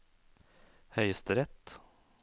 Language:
Norwegian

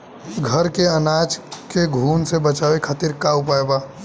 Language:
Bhojpuri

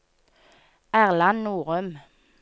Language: Norwegian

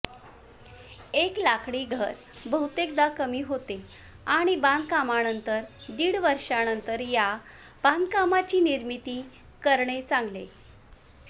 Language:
Marathi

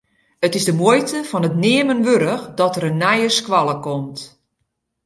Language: Western Frisian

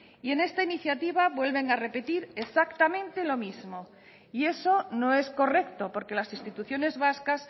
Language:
Spanish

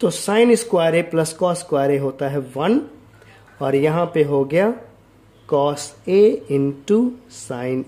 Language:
Hindi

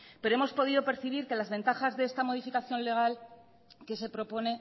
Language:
Spanish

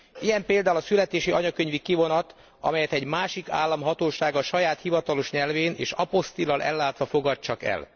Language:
Hungarian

